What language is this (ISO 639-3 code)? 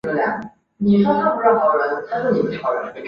zho